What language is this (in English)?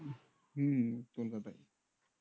Bangla